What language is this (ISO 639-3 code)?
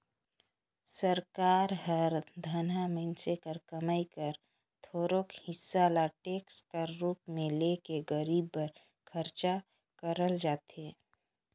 hne